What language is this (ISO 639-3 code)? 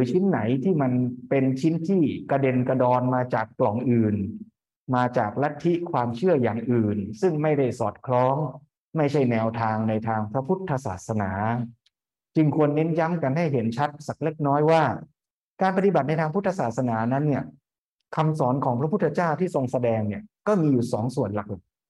tha